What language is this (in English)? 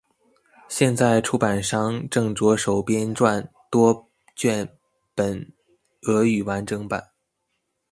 Chinese